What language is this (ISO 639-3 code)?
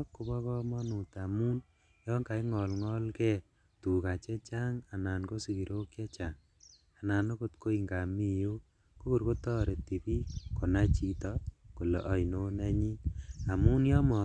kln